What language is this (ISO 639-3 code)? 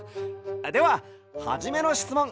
jpn